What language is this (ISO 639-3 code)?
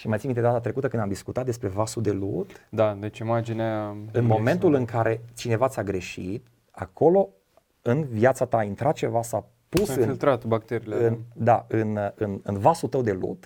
ron